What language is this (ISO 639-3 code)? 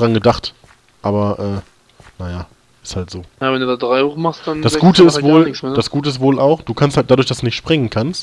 deu